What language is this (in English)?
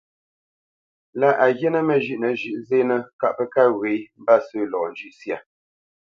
Bamenyam